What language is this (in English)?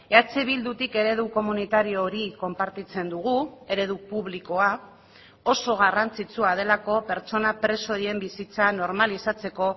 Basque